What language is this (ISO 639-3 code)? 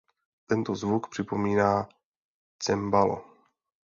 ces